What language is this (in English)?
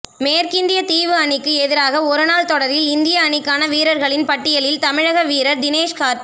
Tamil